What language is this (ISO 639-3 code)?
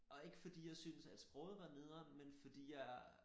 dan